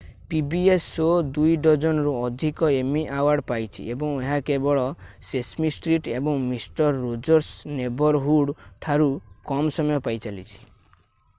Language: Odia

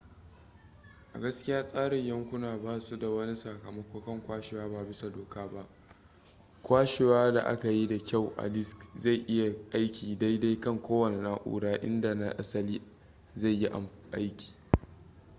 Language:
Hausa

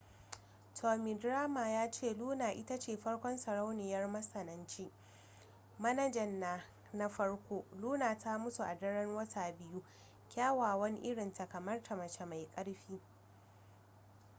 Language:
Hausa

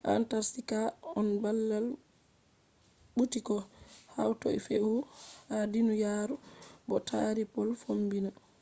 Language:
Fula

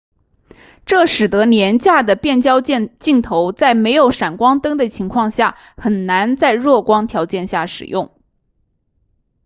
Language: Chinese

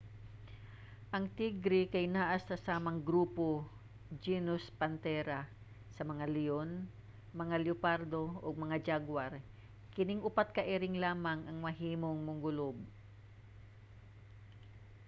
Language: Cebuano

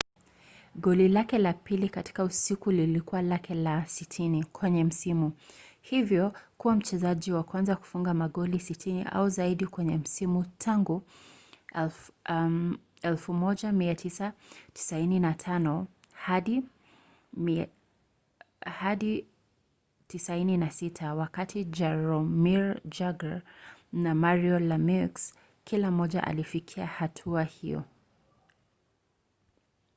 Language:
Swahili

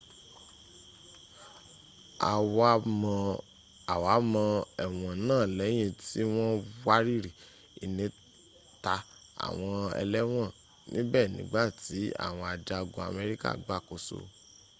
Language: Yoruba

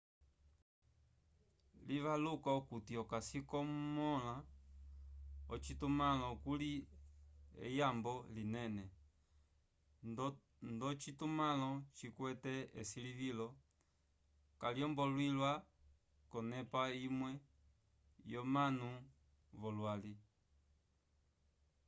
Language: Umbundu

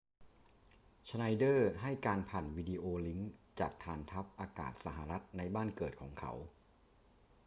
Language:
Thai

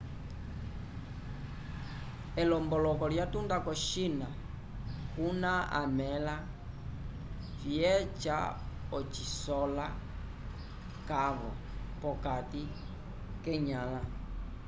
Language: Umbundu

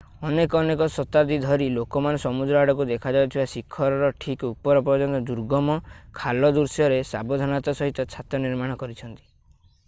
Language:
Odia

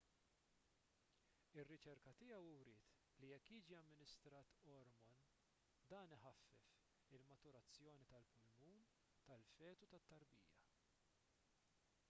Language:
Maltese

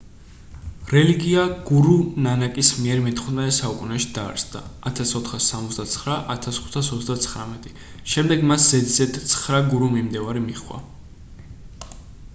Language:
Georgian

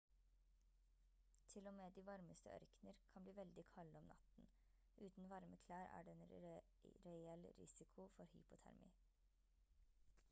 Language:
Norwegian Bokmål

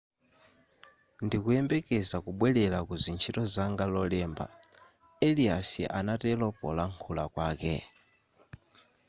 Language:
Nyanja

